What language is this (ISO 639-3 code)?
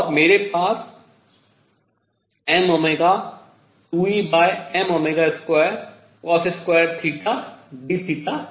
hin